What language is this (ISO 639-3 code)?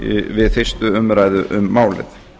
isl